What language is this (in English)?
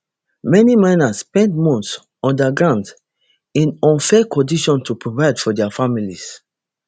Nigerian Pidgin